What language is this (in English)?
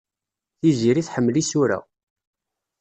Kabyle